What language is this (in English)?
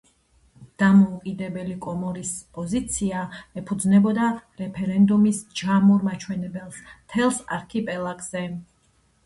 Georgian